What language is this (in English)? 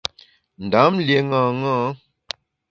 Bamun